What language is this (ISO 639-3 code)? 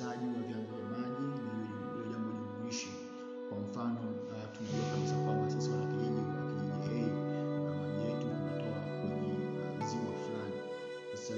swa